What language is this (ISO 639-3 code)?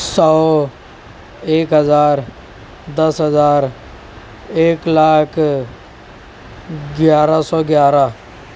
urd